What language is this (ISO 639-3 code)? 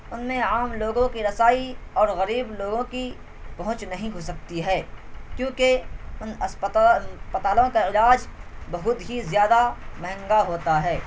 urd